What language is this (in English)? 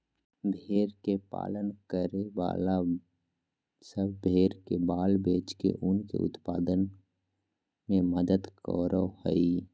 Magahi